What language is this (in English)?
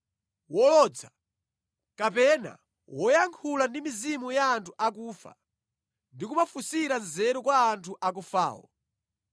Nyanja